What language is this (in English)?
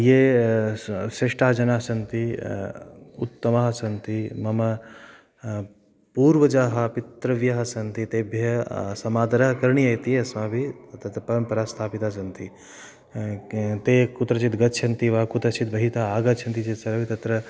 Sanskrit